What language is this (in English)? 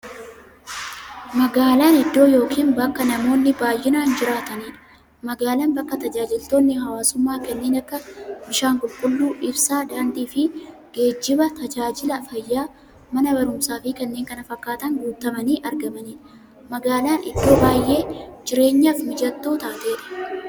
Oromo